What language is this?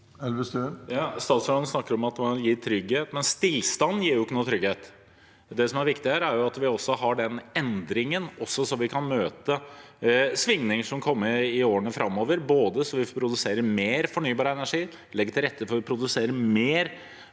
Norwegian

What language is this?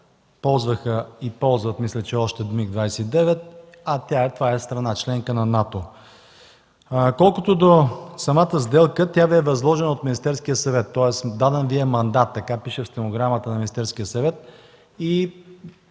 Bulgarian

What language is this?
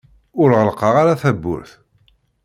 Kabyle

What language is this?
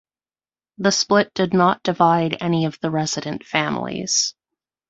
English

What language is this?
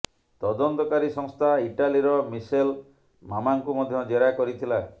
Odia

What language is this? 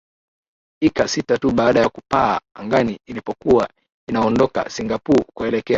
Swahili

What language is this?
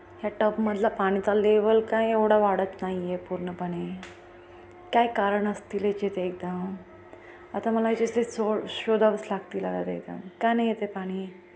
Marathi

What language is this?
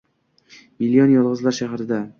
Uzbek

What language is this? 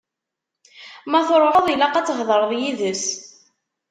Kabyle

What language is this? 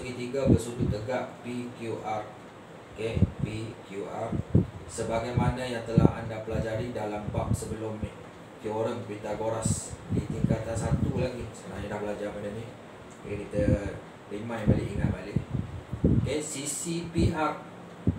Malay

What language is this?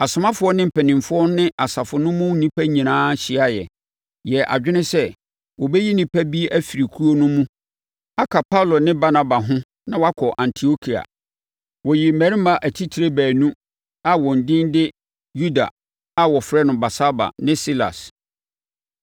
Akan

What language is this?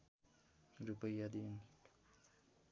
Nepali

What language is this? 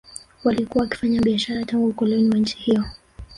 Swahili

